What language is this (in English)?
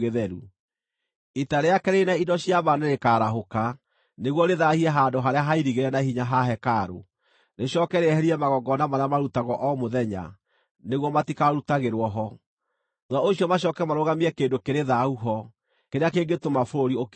Kikuyu